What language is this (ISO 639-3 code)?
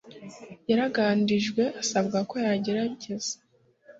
kin